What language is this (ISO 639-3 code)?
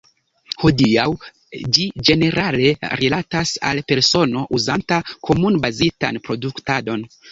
epo